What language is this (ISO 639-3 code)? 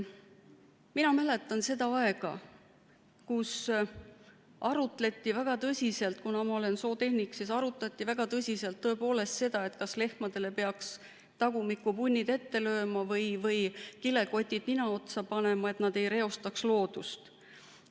est